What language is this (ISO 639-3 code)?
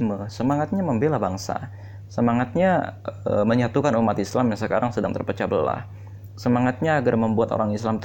ind